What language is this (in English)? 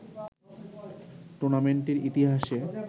Bangla